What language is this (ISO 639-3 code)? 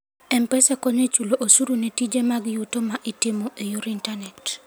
luo